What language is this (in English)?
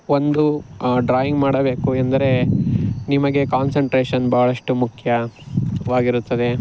Kannada